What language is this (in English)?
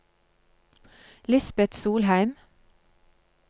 Norwegian